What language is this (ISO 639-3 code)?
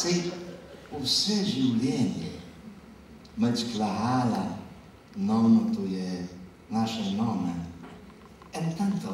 ell